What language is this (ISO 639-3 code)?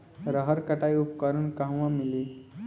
bho